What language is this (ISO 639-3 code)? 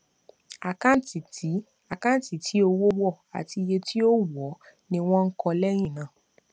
yor